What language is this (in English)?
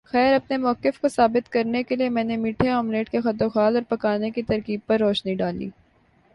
Urdu